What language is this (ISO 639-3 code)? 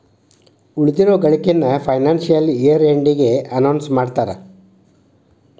kan